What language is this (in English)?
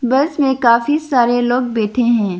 Hindi